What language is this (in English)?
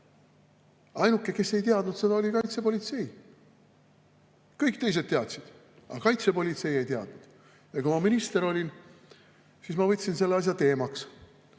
Estonian